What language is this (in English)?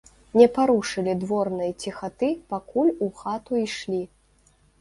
Belarusian